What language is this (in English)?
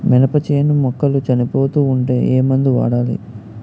Telugu